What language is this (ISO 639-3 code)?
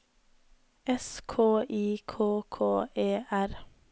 nor